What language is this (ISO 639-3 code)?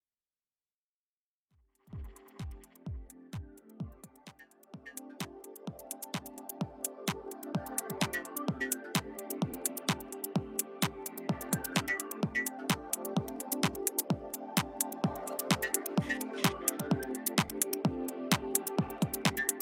ron